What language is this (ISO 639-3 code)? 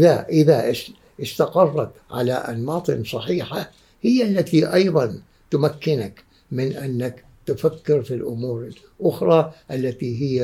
ara